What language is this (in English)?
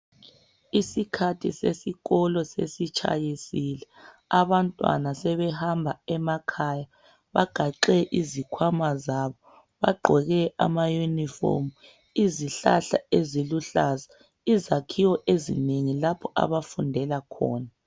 North Ndebele